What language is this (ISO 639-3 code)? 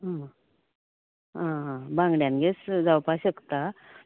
kok